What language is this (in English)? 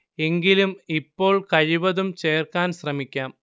Malayalam